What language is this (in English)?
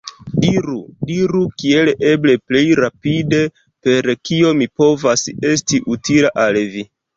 Esperanto